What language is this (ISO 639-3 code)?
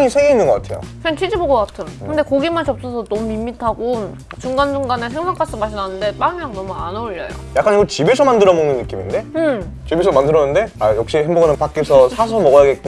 kor